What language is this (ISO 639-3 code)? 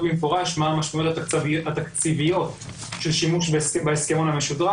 heb